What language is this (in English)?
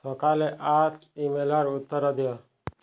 Odia